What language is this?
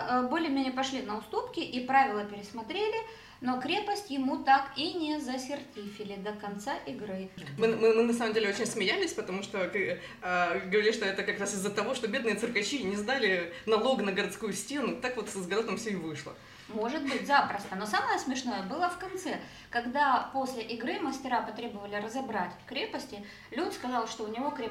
Russian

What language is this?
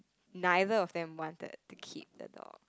English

